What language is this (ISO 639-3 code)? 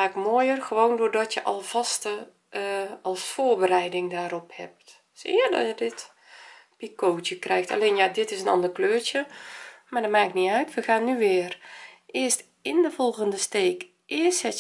nld